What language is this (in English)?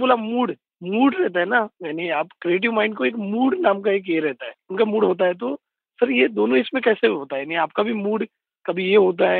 Marathi